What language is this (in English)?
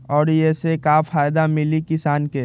Magahi